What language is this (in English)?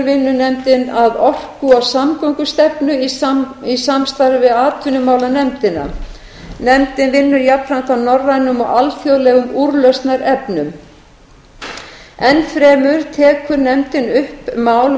Icelandic